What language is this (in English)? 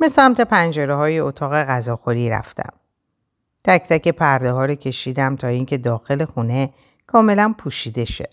Persian